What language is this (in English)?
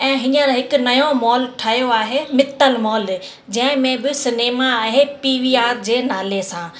Sindhi